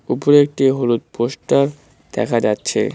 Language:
Bangla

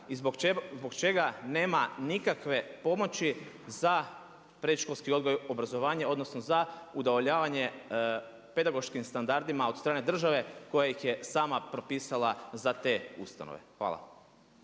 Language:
Croatian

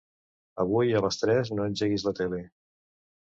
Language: Catalan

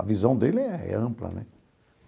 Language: Portuguese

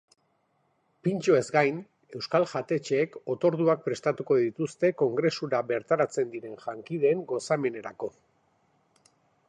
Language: Basque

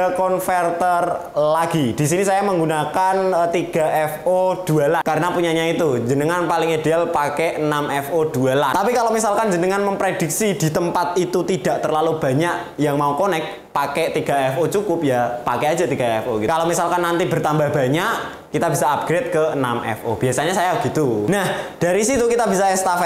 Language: Indonesian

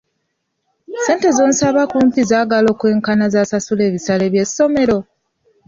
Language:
Ganda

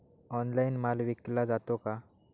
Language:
Marathi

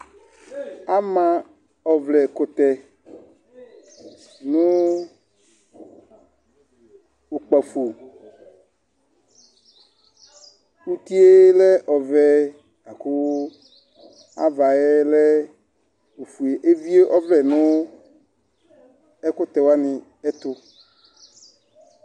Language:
Ikposo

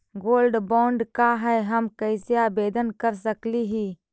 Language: Magahi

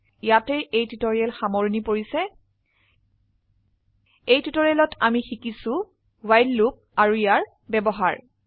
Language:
Assamese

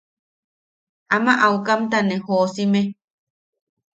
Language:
Yaqui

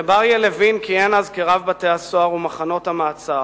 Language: Hebrew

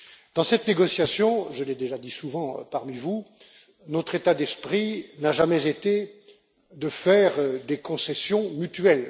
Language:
French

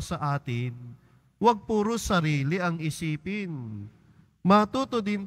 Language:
Filipino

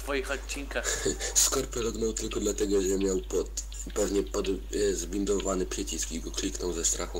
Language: Polish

